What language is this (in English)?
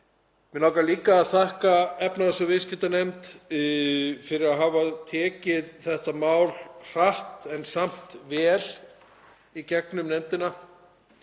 Icelandic